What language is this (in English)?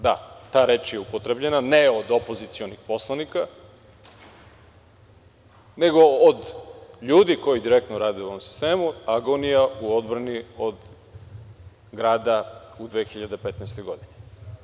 Serbian